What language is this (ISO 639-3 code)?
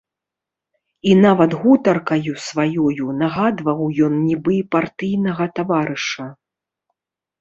bel